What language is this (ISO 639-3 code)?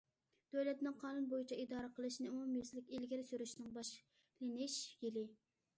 uig